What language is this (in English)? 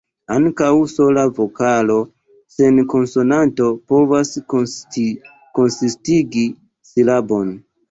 Esperanto